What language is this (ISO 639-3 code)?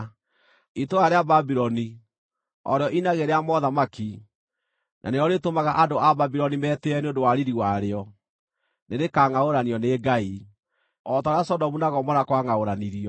kik